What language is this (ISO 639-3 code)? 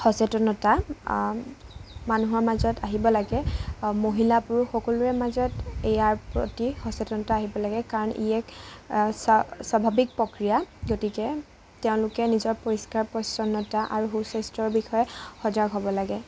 asm